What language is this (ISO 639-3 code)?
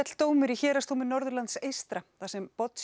isl